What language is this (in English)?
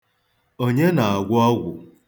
Igbo